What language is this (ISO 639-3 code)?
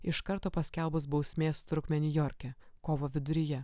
lit